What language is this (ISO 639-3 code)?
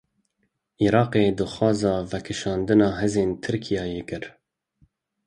kur